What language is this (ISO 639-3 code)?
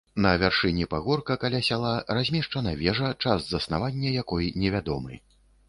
bel